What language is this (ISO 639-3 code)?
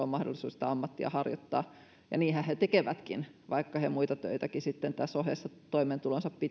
fin